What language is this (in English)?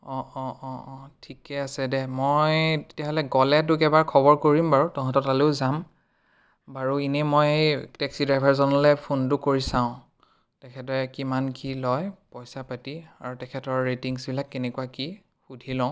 Assamese